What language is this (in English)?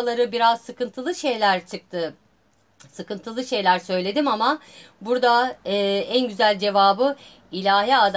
Turkish